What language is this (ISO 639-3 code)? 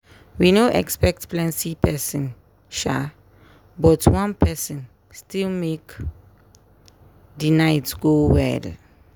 pcm